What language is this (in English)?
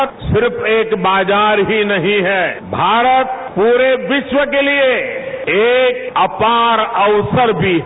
Hindi